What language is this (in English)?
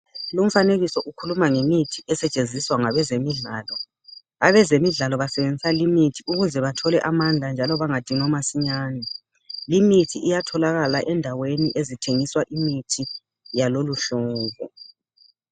North Ndebele